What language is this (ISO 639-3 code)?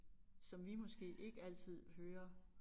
dan